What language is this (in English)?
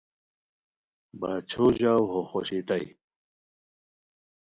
Khowar